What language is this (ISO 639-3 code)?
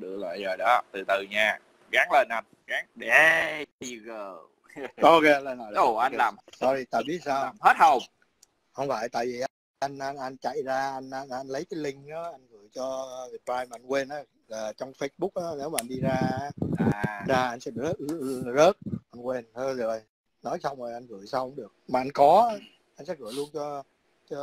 vie